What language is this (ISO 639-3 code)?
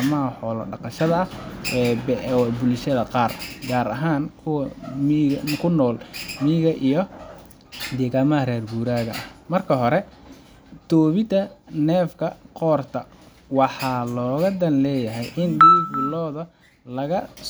som